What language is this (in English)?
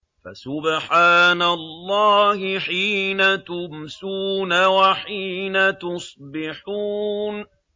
Arabic